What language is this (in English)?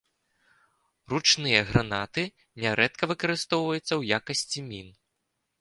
Belarusian